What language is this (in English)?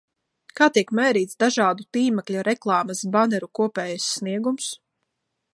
Latvian